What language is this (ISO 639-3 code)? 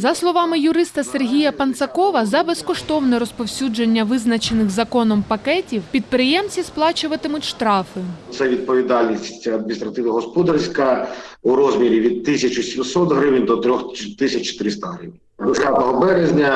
ukr